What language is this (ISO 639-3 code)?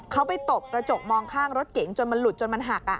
tha